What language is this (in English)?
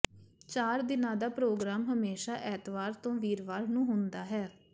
Punjabi